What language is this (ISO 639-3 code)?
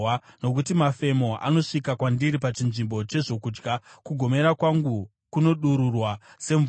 sna